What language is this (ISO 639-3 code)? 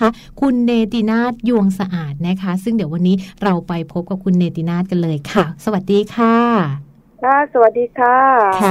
tha